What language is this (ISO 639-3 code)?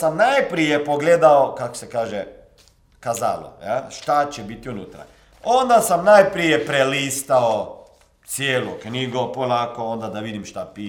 hrv